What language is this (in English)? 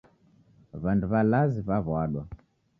Taita